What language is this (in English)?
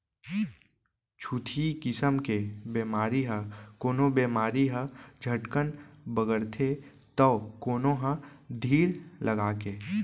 Chhattisgarhi